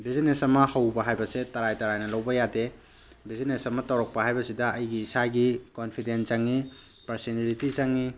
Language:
Manipuri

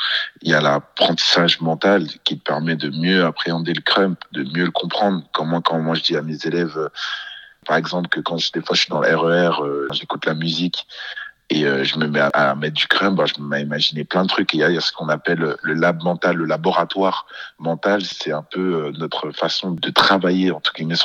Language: French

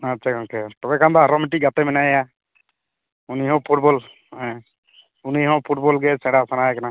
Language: Santali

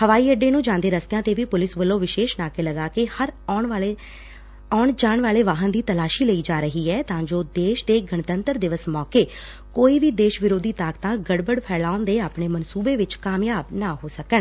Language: Punjabi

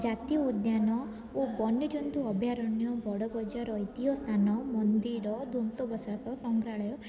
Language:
Odia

